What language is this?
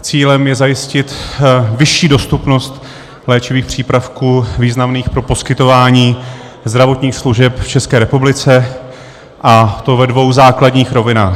Czech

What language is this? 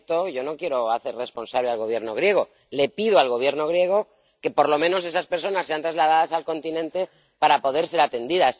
Spanish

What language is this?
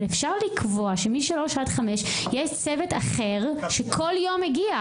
Hebrew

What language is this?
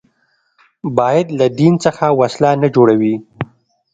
Pashto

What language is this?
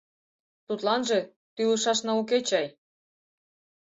Mari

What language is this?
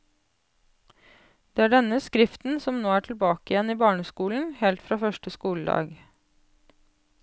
Norwegian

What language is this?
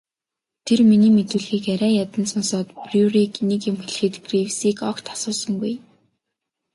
Mongolian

